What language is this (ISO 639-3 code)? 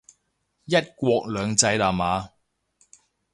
yue